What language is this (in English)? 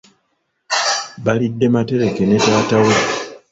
Ganda